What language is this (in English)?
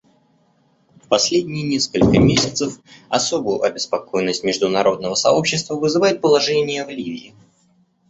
Russian